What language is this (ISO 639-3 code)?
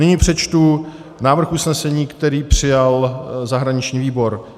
ces